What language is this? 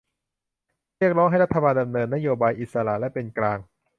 Thai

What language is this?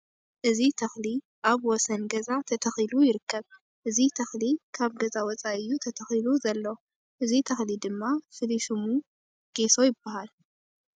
Tigrinya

